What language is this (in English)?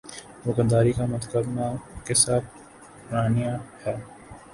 Urdu